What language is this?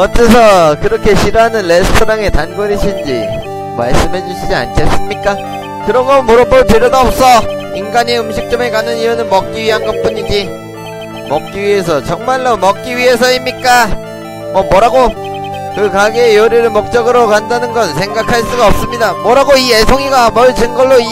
Korean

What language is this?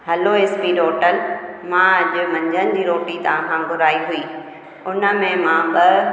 Sindhi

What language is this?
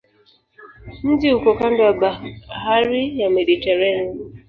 Swahili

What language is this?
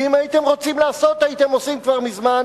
Hebrew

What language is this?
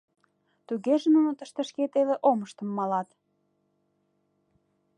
Mari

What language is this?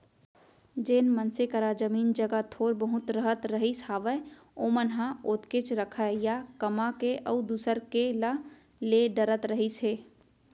Chhattisgarhi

